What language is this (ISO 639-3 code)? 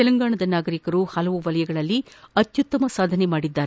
kan